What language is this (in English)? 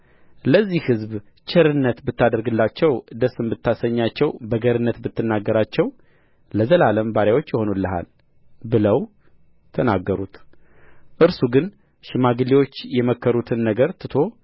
Amharic